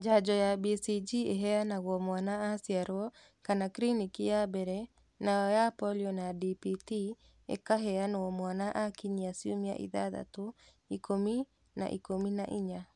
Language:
Kikuyu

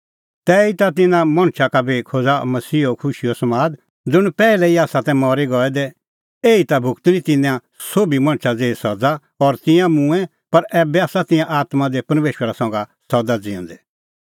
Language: Kullu Pahari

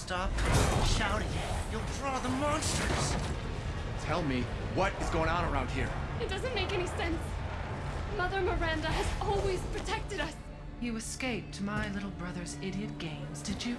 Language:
Polish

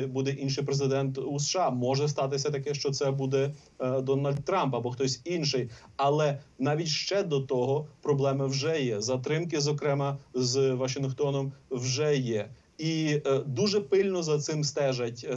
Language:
Ukrainian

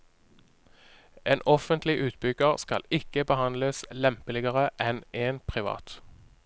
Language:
Norwegian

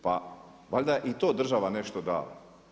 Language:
Croatian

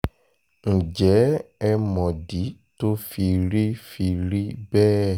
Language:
Yoruba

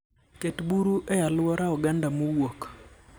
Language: Luo (Kenya and Tanzania)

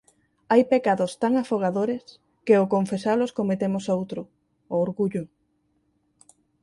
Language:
Galician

